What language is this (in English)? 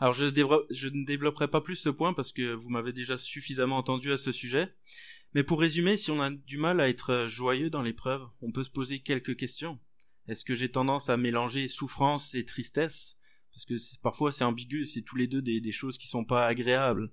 French